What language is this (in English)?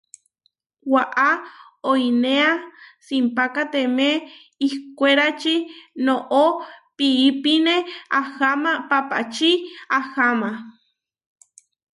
Huarijio